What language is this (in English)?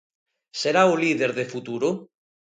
Galician